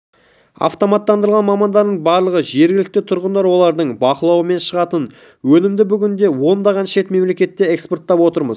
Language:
Kazakh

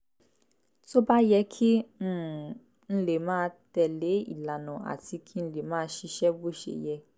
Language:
Yoruba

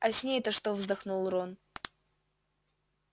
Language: Russian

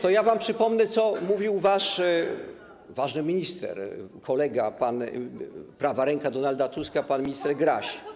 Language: Polish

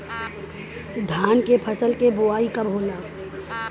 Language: Bhojpuri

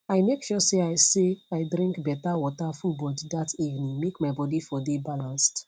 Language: Nigerian Pidgin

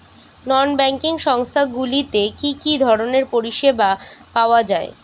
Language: Bangla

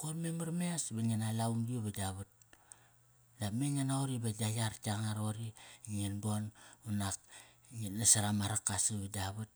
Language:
Kairak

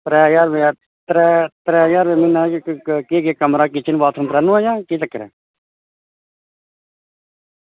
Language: Dogri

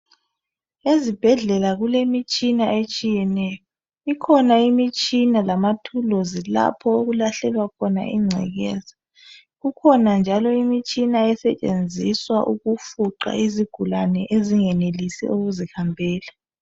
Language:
North Ndebele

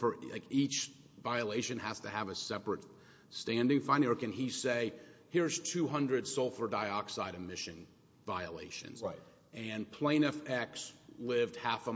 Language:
English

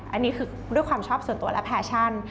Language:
Thai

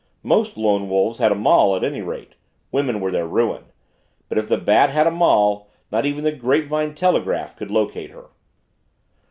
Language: English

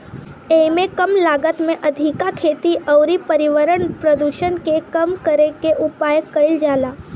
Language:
Bhojpuri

